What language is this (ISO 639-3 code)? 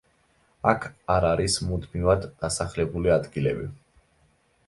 kat